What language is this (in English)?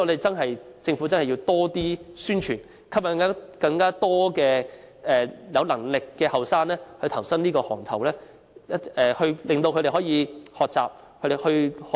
Cantonese